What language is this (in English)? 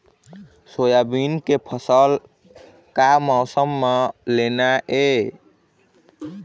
Chhattisgarhi